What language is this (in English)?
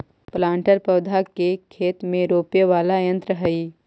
Magahi